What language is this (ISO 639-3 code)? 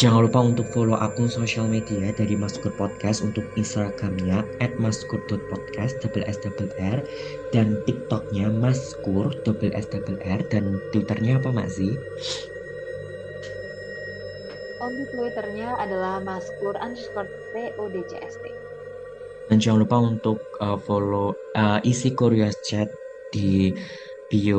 ind